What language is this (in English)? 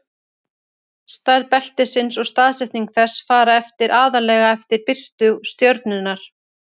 Icelandic